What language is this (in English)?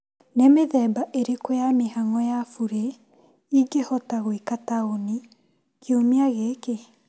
Kikuyu